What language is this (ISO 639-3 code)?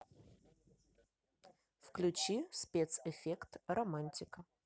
rus